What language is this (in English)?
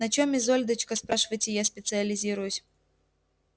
Russian